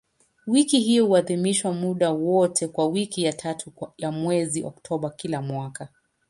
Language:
Swahili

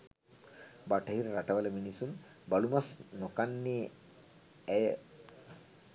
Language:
Sinhala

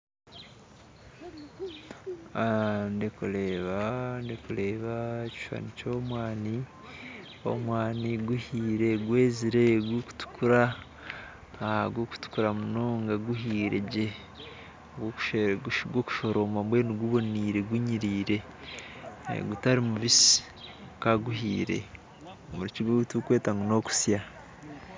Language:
Nyankole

